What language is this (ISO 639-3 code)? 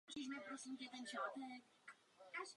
ces